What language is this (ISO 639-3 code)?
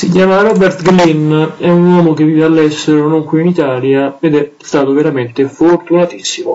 ita